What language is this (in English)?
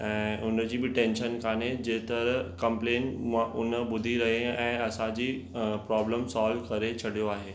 Sindhi